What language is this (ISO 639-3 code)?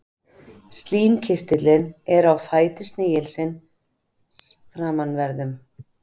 isl